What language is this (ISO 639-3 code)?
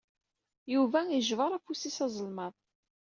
kab